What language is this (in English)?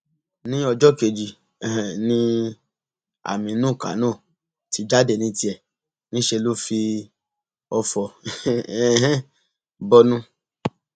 Yoruba